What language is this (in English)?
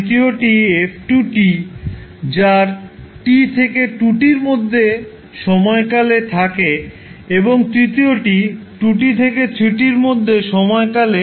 Bangla